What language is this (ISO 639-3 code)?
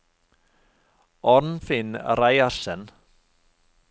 nor